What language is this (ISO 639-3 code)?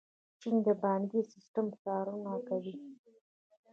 pus